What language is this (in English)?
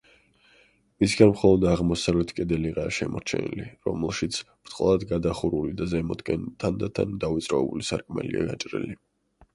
Georgian